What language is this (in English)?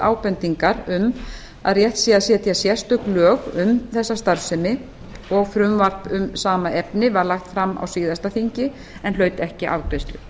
Icelandic